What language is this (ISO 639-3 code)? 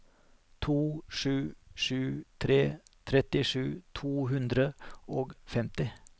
nor